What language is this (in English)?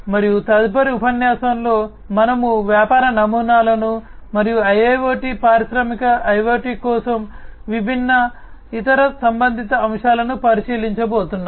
Telugu